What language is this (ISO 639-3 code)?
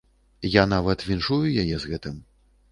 bel